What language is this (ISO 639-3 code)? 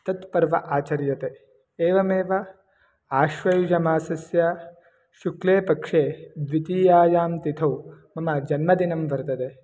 san